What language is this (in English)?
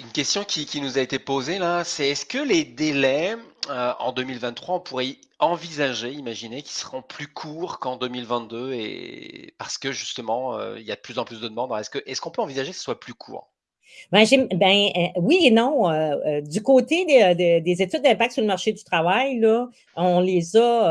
French